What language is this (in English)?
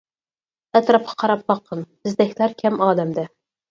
Uyghur